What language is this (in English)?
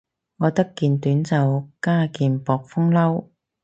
Cantonese